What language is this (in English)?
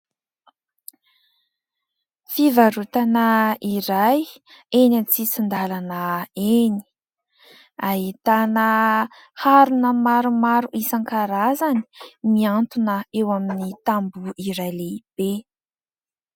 Malagasy